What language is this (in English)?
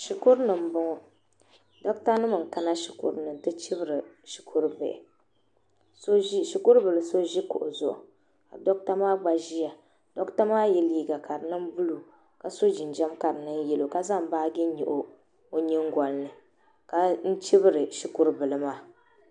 Dagbani